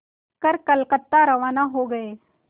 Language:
Hindi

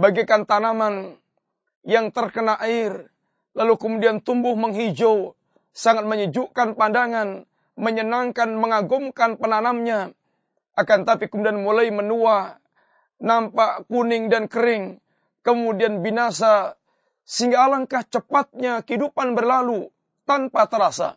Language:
Malay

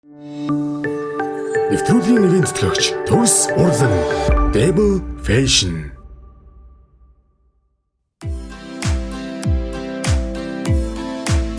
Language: Ukrainian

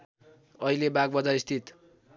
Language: Nepali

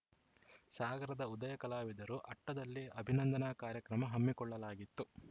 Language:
Kannada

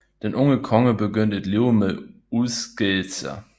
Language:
Danish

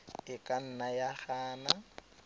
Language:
Tswana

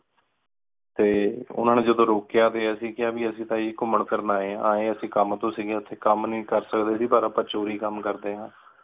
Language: Punjabi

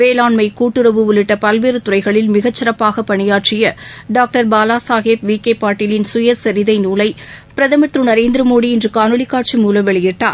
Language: Tamil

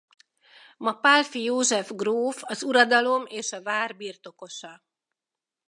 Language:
Hungarian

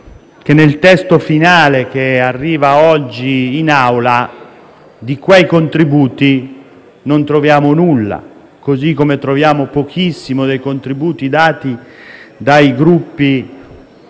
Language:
Italian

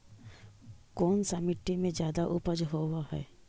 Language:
Magahi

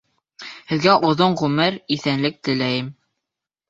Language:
Bashkir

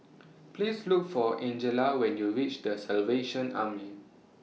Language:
English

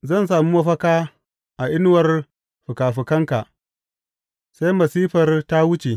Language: Hausa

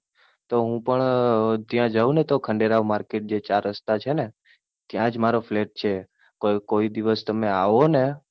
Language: Gujarati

